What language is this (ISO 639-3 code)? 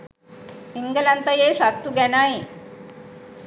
sin